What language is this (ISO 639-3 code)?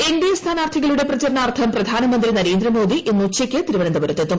mal